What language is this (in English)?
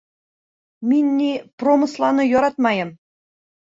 Bashkir